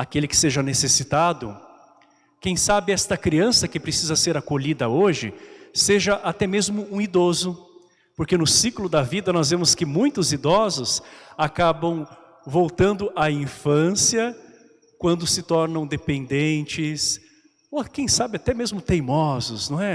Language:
Portuguese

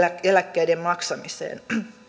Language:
Finnish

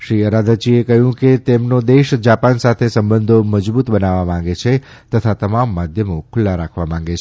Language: Gujarati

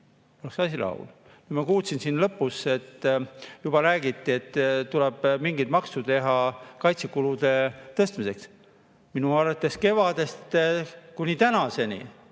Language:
Estonian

